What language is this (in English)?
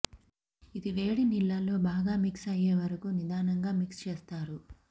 Telugu